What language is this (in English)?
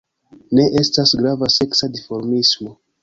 Esperanto